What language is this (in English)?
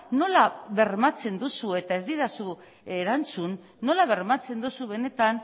Basque